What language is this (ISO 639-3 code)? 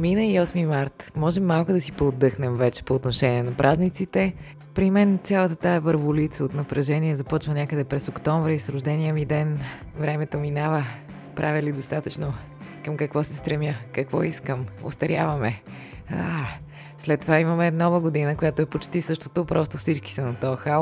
bul